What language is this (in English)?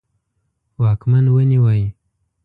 Pashto